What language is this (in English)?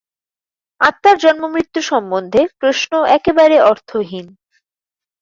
Bangla